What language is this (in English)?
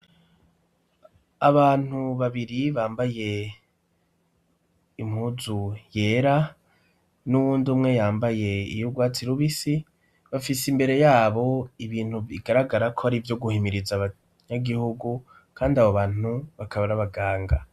Rundi